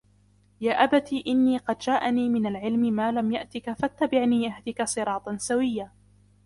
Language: Arabic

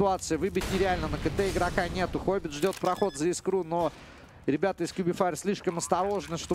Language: Russian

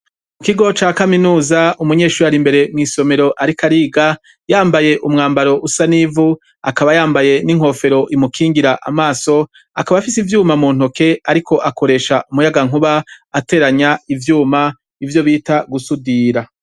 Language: Rundi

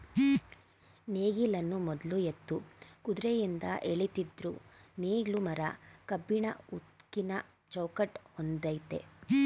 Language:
Kannada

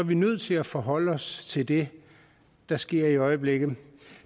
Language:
Danish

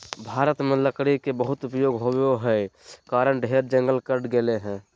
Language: Magahi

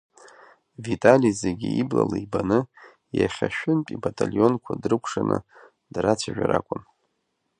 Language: Abkhazian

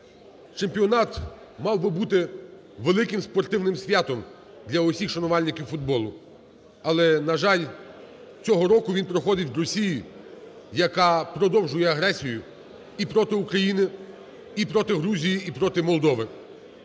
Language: Ukrainian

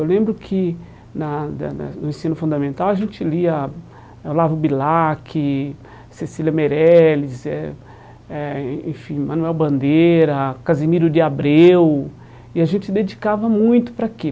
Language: Portuguese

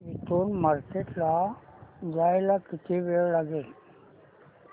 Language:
Marathi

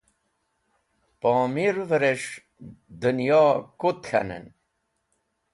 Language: Wakhi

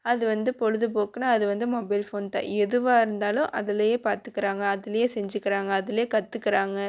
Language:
Tamil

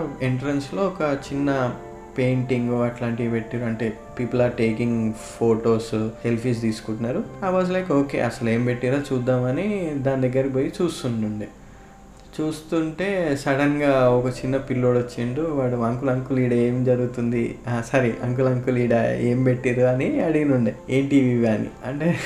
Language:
Telugu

